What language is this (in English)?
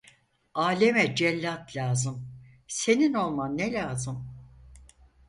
Turkish